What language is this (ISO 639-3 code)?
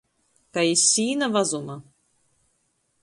ltg